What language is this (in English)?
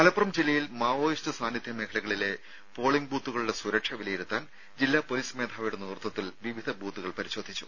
Malayalam